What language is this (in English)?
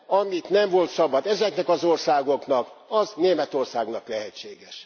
Hungarian